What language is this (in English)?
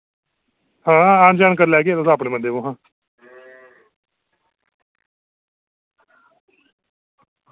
Dogri